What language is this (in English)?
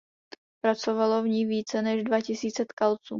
Czech